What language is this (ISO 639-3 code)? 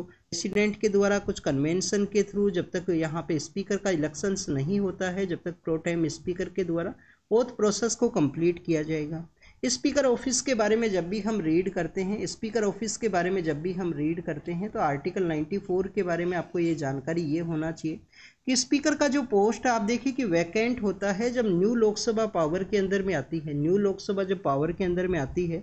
hin